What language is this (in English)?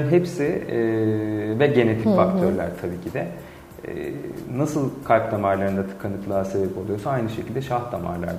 Turkish